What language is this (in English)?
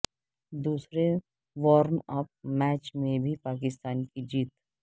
Urdu